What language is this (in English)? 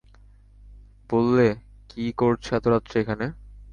Bangla